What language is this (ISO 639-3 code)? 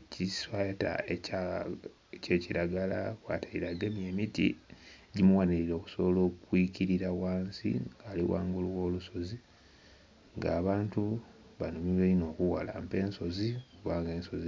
xog